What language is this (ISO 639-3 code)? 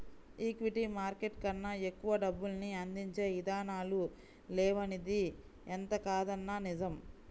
tel